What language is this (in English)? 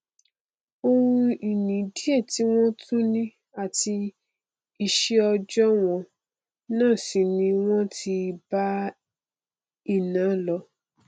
Yoruba